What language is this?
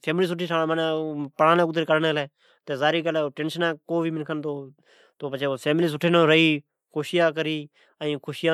Od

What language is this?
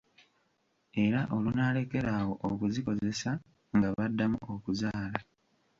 Ganda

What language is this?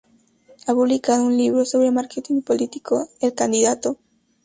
Spanish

